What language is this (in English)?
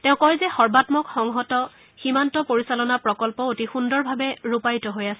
Assamese